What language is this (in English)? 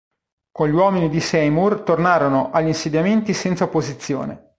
Italian